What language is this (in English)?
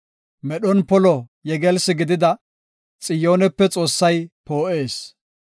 Gofa